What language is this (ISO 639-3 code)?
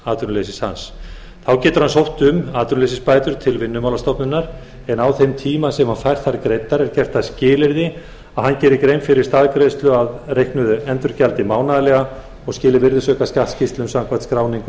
isl